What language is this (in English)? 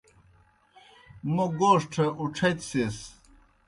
Kohistani Shina